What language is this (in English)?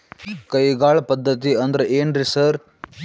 Kannada